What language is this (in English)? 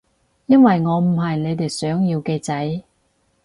Cantonese